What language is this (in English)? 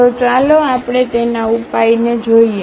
Gujarati